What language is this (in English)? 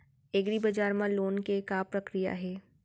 Chhattisgarhi